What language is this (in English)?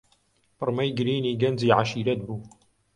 Central Kurdish